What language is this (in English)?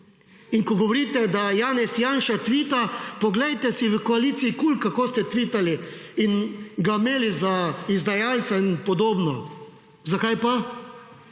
Slovenian